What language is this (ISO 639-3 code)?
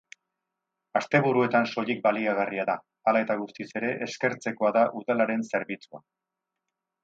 eus